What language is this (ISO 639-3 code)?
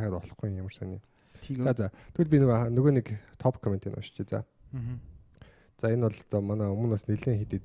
kor